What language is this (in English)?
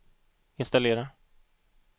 Swedish